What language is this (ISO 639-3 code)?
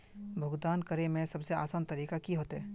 mag